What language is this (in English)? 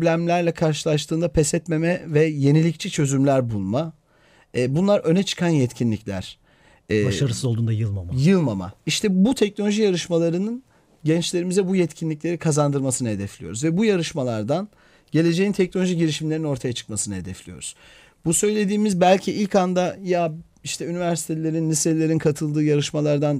Turkish